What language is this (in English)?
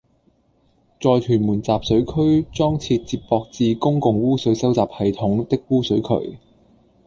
Cantonese